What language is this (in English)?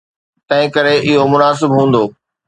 Sindhi